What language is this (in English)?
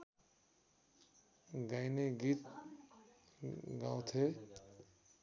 Nepali